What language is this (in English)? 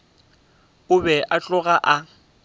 Northern Sotho